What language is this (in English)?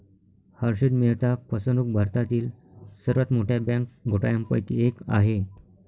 Marathi